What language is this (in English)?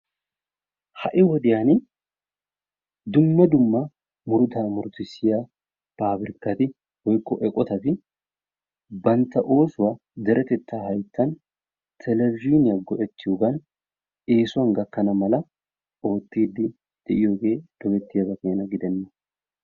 Wolaytta